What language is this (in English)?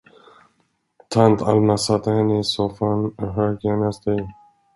Swedish